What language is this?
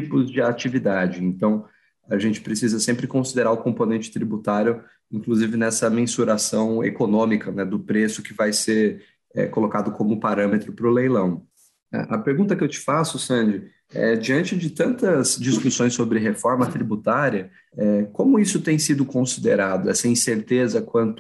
Portuguese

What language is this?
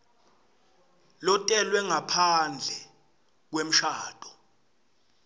Swati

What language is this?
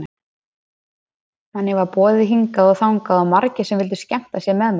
Icelandic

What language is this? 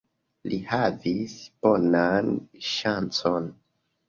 Esperanto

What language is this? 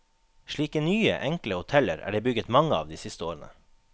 Norwegian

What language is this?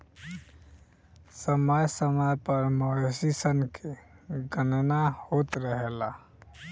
Bhojpuri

